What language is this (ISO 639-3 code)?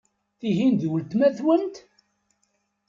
kab